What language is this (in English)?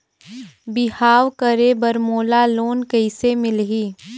Chhattisgarhi